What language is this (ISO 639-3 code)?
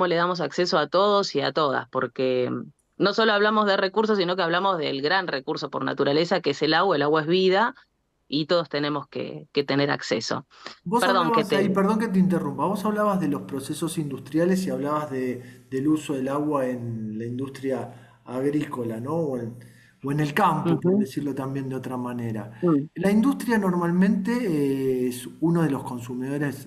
spa